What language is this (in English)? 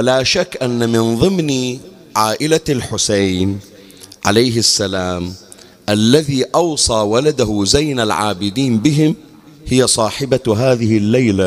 Arabic